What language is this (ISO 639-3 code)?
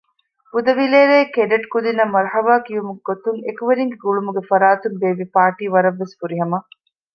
div